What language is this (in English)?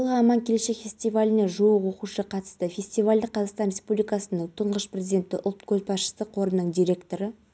Kazakh